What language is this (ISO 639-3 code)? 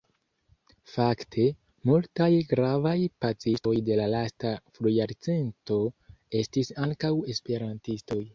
epo